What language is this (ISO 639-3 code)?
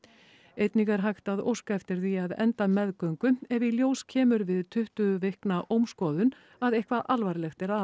isl